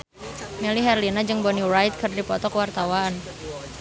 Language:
Sundanese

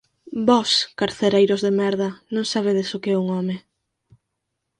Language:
Galician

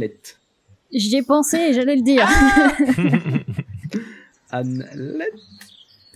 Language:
French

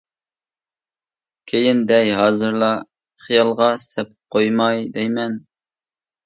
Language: Uyghur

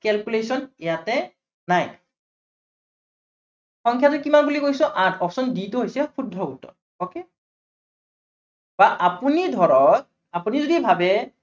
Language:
Assamese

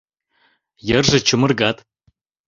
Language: Mari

